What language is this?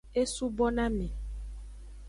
Aja (Benin)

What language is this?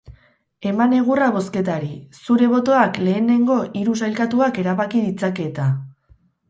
Basque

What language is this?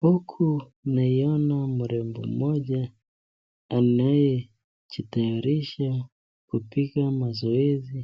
Swahili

